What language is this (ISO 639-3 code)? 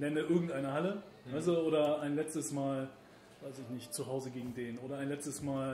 deu